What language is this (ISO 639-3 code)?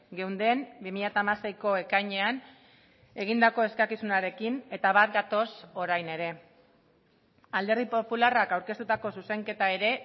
eus